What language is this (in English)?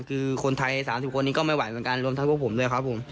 Thai